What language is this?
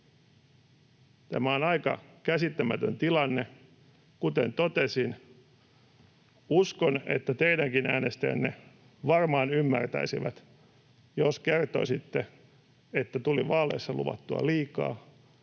Finnish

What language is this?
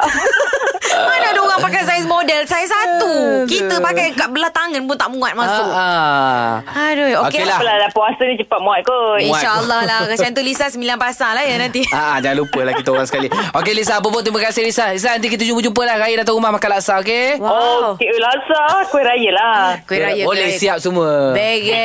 Malay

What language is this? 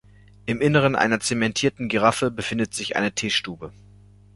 German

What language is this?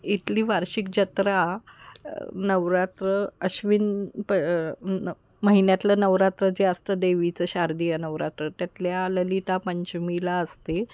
Marathi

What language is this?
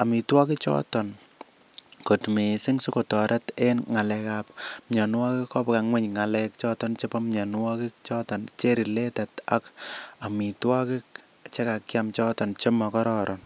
Kalenjin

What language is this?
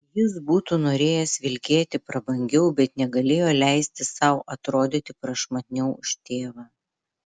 Lithuanian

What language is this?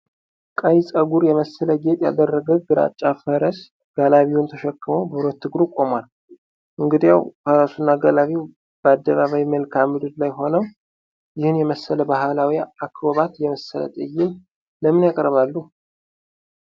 Amharic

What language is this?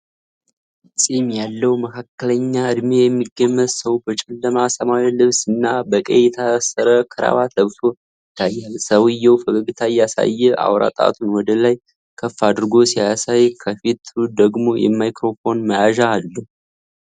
Amharic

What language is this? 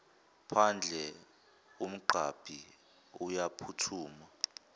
Zulu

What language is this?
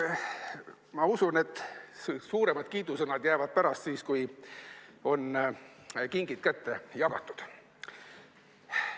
Estonian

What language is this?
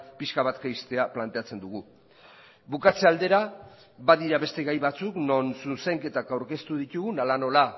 Basque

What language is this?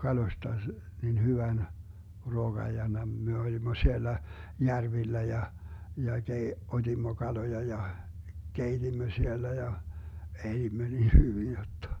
Finnish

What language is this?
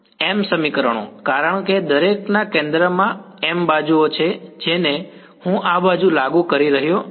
Gujarati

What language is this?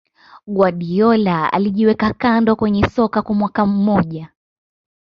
Swahili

